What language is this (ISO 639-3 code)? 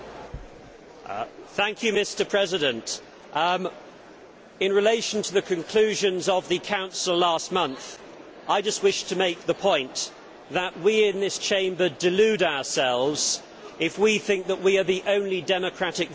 eng